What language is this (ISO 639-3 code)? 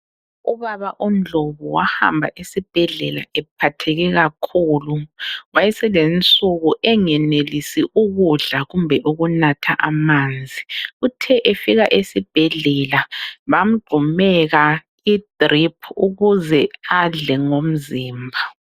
nde